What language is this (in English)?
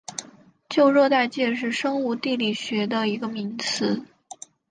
Chinese